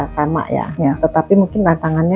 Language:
Indonesian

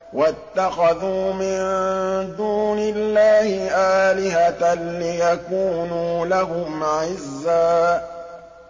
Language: Arabic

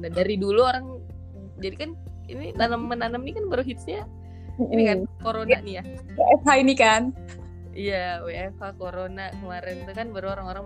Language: Indonesian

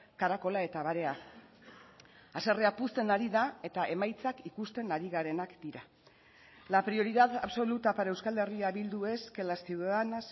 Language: Basque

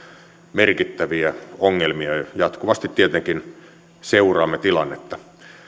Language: Finnish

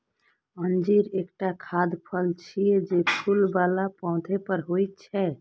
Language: Maithili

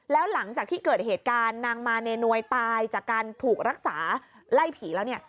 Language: Thai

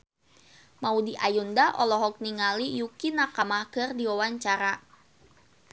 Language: Sundanese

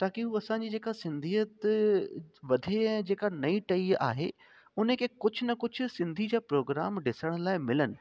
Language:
Sindhi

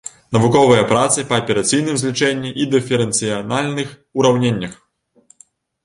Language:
Belarusian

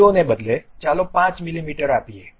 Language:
Gujarati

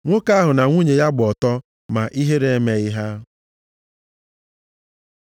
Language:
Igbo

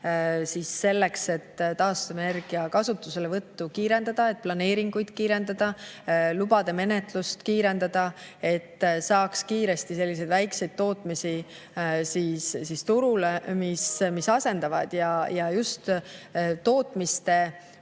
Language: Estonian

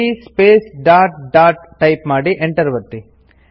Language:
Kannada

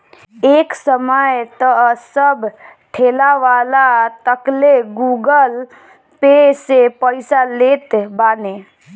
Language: Bhojpuri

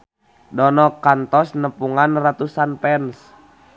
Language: Sundanese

